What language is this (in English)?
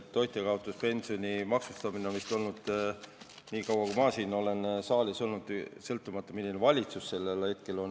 Estonian